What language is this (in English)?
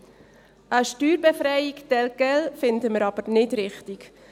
Swiss German